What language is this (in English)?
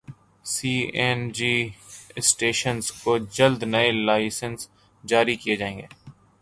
Urdu